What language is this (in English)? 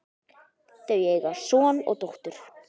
Icelandic